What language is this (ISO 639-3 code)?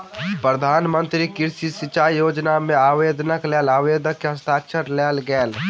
mai